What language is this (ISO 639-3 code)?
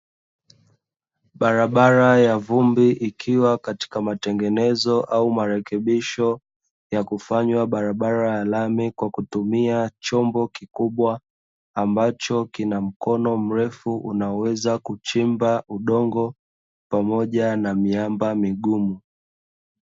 swa